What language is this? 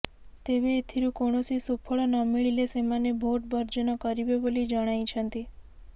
Odia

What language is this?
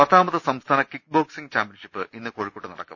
Malayalam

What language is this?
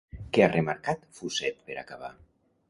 Catalan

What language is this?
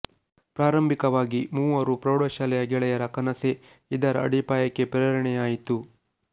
Kannada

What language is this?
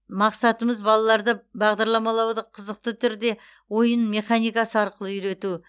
Kazakh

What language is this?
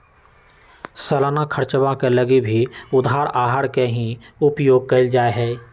Magahi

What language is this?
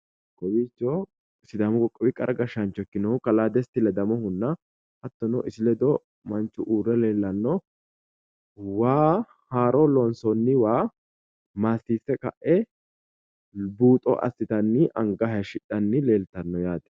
Sidamo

